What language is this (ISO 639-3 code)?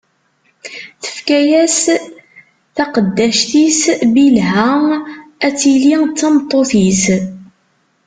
kab